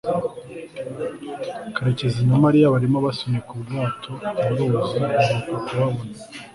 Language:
Kinyarwanda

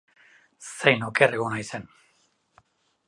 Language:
Basque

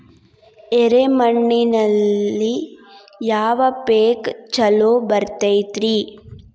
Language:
Kannada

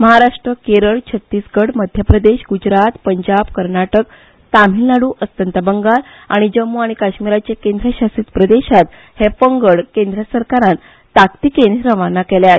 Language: Konkani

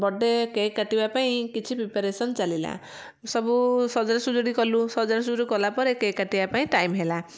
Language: Odia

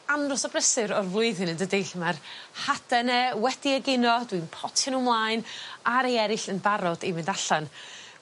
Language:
Welsh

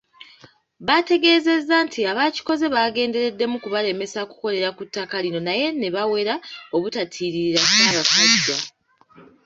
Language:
Ganda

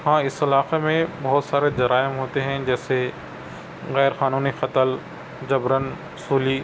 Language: Urdu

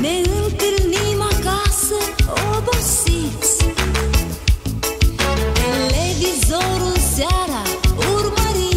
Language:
Romanian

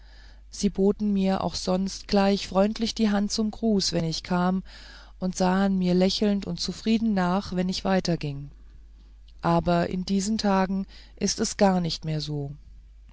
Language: German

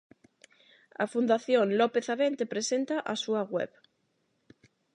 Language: Galician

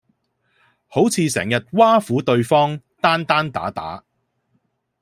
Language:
Cantonese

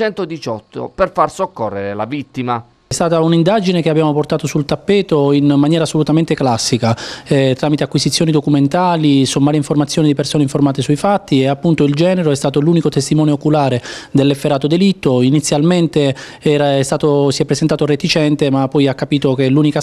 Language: Italian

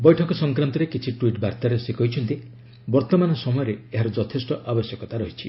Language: Odia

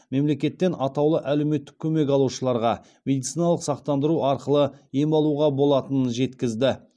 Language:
Kazakh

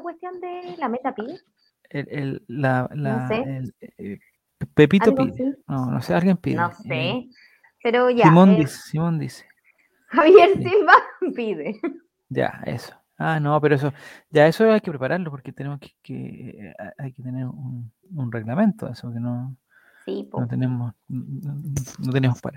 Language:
Spanish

